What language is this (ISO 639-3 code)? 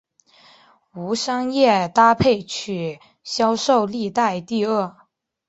zho